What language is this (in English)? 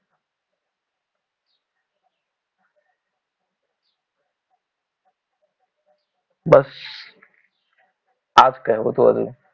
Gujarati